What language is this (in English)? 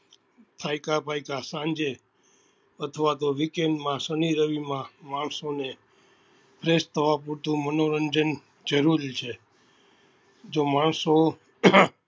Gujarati